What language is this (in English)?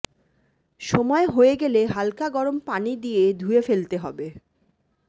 Bangla